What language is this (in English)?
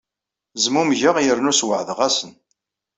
Kabyle